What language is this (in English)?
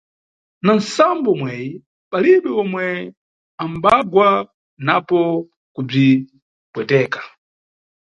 Nyungwe